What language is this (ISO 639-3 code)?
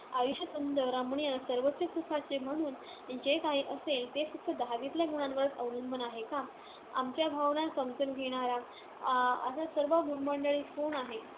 mar